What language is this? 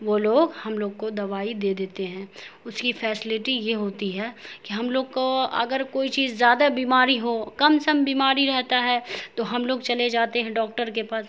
Urdu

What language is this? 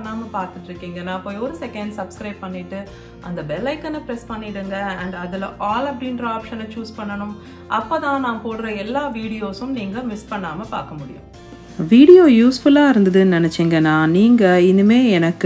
Romanian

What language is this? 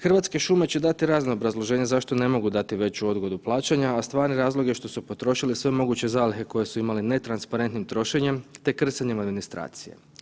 Croatian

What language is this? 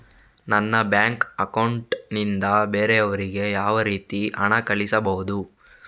Kannada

